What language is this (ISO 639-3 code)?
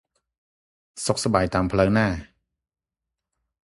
khm